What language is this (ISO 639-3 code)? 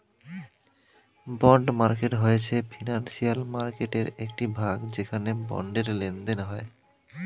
ben